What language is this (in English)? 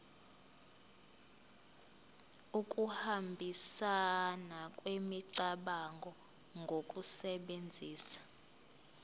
Zulu